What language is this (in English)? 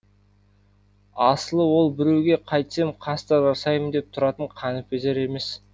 Kazakh